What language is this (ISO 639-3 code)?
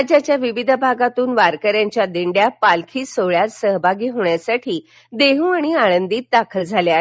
mar